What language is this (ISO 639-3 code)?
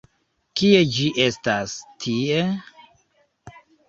epo